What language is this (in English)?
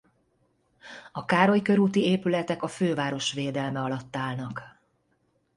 Hungarian